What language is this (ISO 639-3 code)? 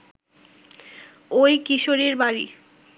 ben